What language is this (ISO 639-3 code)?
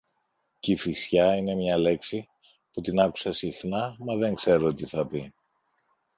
ell